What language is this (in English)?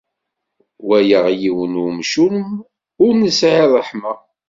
Kabyle